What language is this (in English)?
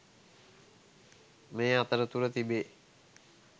Sinhala